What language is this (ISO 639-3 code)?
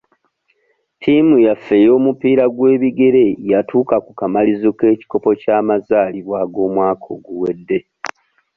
lug